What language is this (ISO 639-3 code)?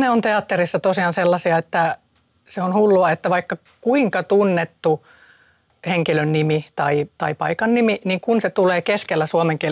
fin